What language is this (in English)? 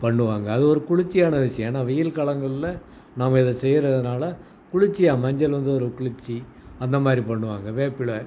Tamil